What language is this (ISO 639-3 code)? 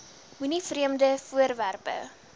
afr